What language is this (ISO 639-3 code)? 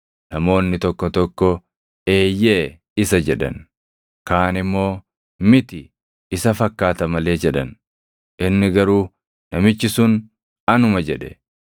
orm